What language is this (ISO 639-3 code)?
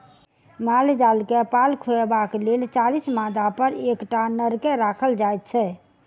mai